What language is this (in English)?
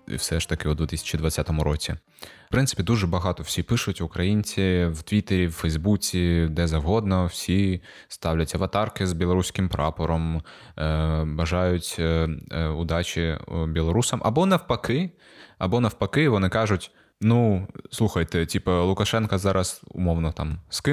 Ukrainian